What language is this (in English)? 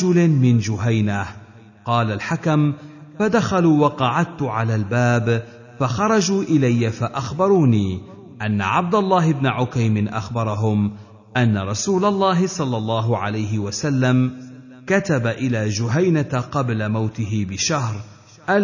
Arabic